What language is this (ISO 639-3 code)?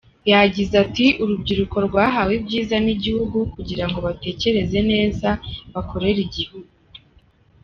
kin